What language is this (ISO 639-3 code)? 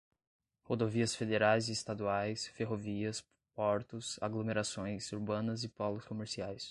por